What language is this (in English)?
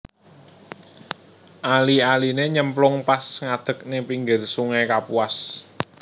Javanese